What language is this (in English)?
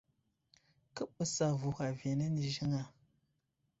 Wuzlam